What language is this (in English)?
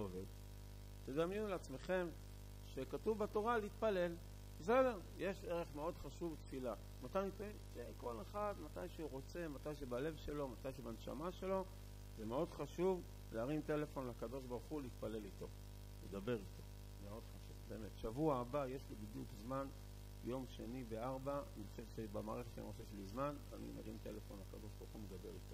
Hebrew